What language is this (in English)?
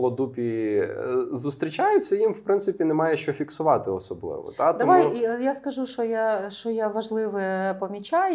Ukrainian